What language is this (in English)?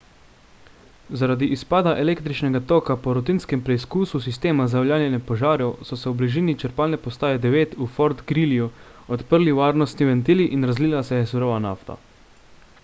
Slovenian